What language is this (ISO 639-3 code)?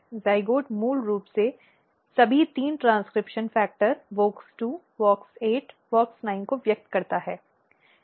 hin